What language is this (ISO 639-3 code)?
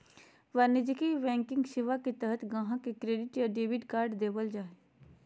mag